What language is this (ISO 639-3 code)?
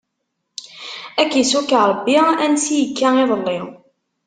kab